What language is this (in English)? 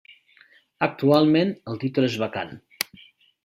Catalan